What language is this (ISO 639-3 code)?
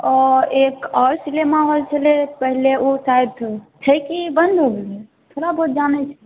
mai